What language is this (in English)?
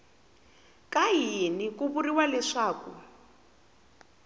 Tsonga